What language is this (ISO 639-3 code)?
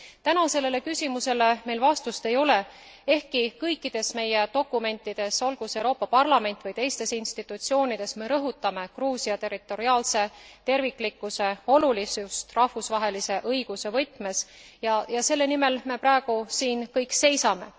est